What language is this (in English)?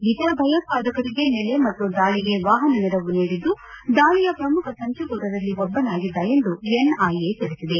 Kannada